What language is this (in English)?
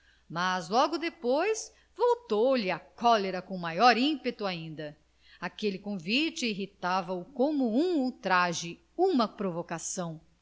Portuguese